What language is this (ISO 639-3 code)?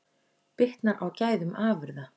isl